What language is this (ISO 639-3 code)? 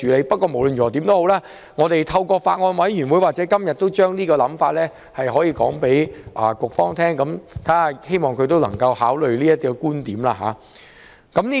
yue